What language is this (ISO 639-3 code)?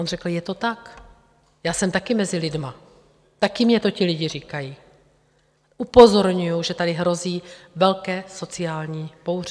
ces